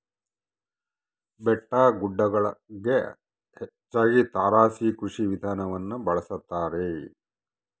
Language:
Kannada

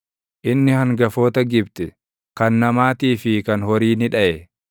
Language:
Oromo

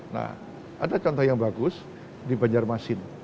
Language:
Indonesian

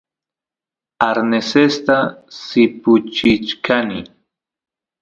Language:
Santiago del Estero Quichua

